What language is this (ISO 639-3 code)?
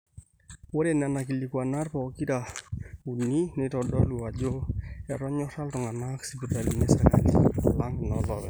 mas